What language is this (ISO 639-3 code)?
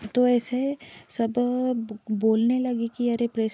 hin